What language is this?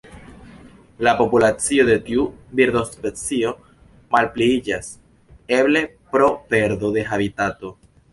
Esperanto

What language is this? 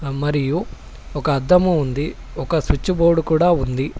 Telugu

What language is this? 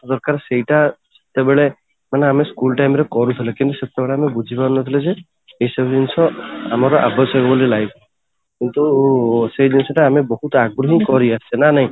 Odia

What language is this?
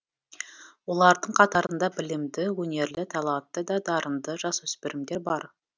Kazakh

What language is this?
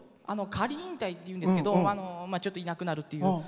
Japanese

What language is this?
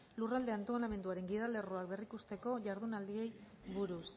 Basque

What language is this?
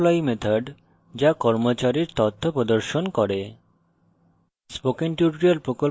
Bangla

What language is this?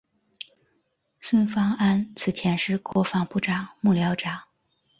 Chinese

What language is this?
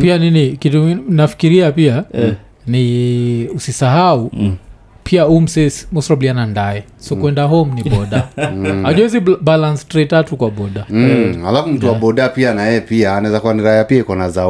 Swahili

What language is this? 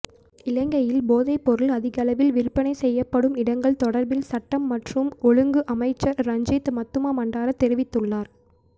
Tamil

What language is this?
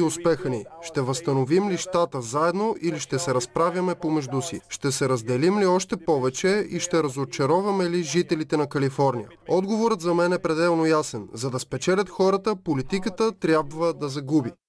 Bulgarian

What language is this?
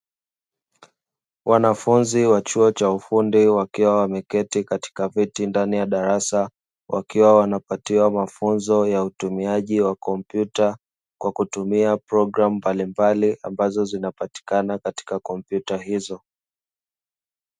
Swahili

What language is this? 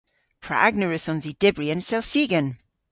Cornish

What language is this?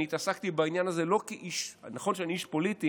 Hebrew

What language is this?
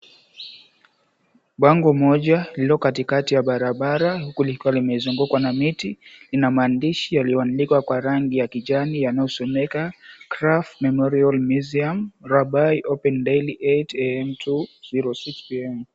Swahili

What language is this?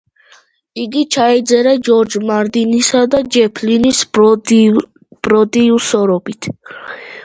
Georgian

